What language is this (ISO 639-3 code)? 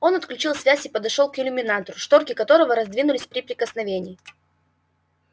rus